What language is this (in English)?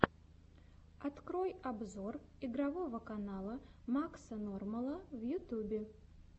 Russian